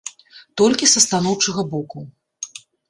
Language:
Belarusian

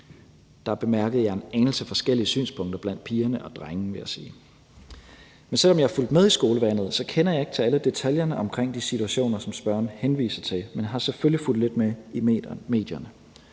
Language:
Danish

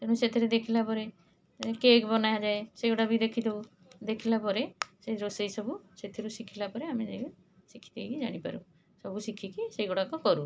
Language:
Odia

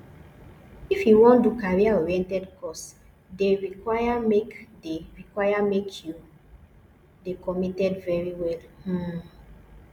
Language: Nigerian Pidgin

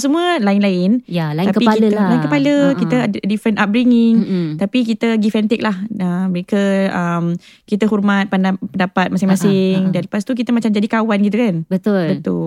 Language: Malay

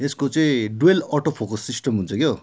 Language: Nepali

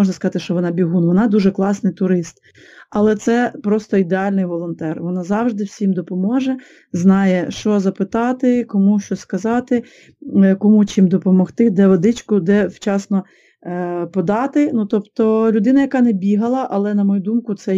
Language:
Ukrainian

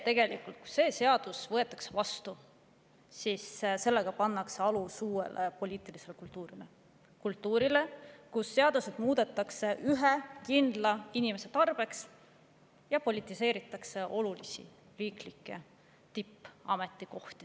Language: Estonian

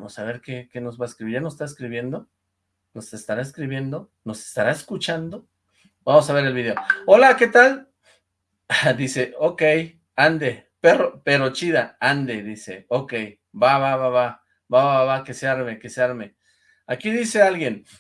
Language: Spanish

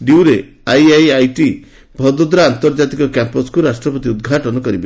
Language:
Odia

